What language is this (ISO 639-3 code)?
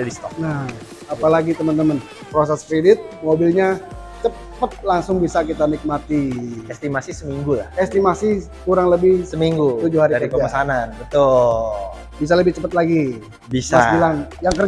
ind